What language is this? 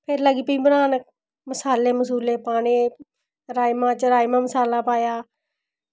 Dogri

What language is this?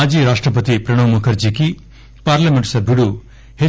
Telugu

